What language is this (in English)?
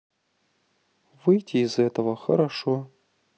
Russian